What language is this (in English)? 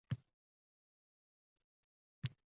Uzbek